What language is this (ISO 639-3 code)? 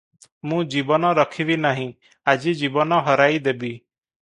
ori